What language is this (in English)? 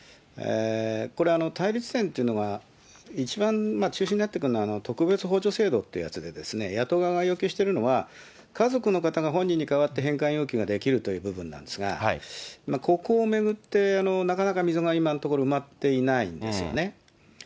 Japanese